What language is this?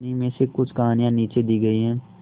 Hindi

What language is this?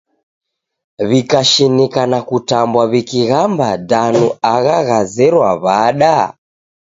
Taita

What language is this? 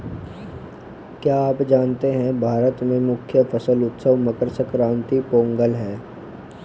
Hindi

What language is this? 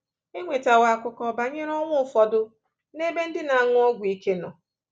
Igbo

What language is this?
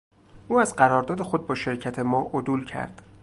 Persian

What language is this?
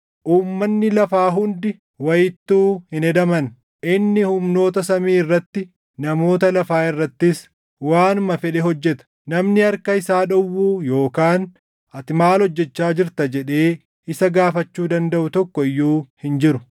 Oromo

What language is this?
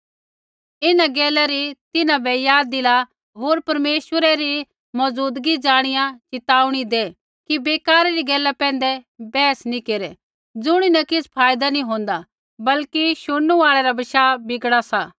Kullu Pahari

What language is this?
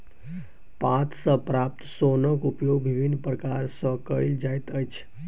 Maithili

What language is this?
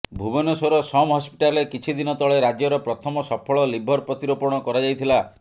Odia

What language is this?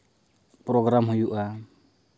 Santali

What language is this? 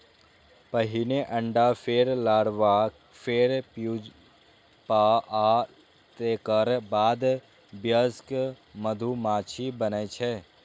Maithili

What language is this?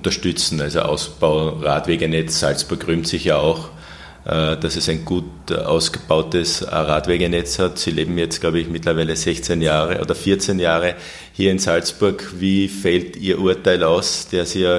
German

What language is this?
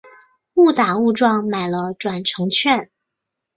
Chinese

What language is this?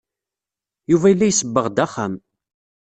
Kabyle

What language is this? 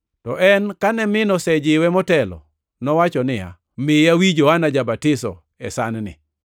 Luo (Kenya and Tanzania)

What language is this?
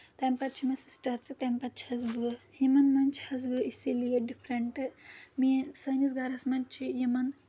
Kashmiri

